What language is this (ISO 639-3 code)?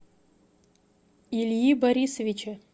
rus